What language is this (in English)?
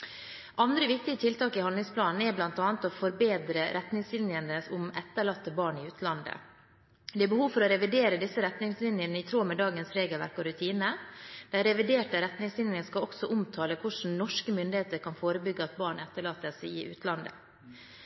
Norwegian Bokmål